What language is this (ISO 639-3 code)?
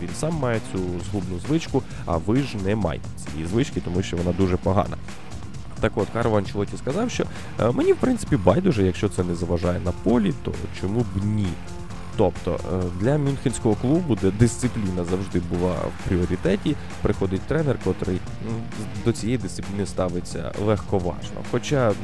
ukr